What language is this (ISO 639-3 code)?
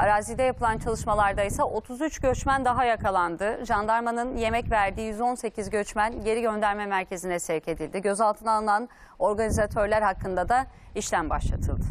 tur